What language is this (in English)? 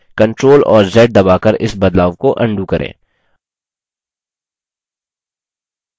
Hindi